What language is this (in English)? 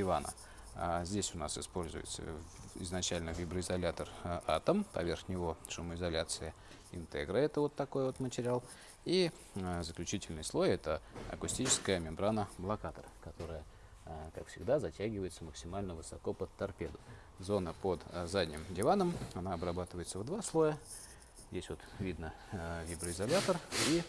Russian